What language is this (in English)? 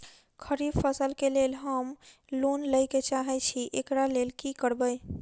Maithili